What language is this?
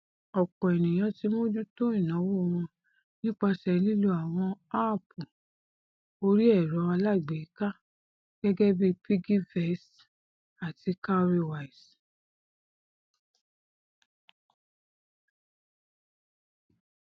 Yoruba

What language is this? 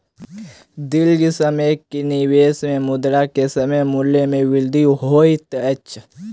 Maithili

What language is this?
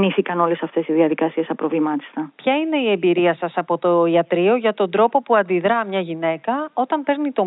Greek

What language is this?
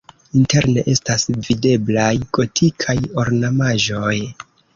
Esperanto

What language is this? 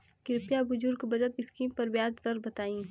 Bhojpuri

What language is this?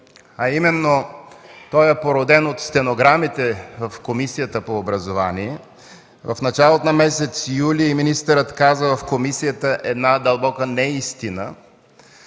Bulgarian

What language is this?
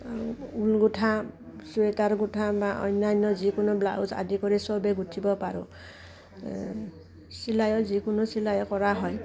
Assamese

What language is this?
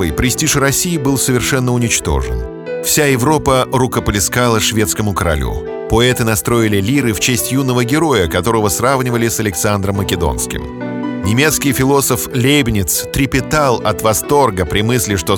Russian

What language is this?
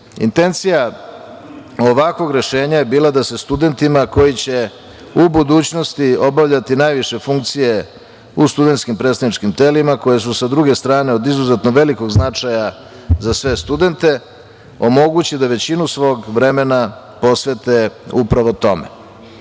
Serbian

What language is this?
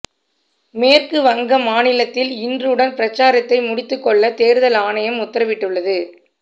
Tamil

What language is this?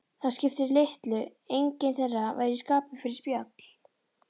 Icelandic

